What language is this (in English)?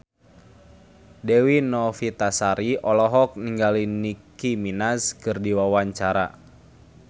Sundanese